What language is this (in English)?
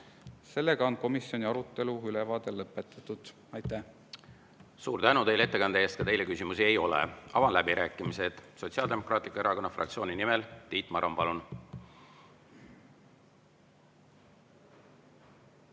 Estonian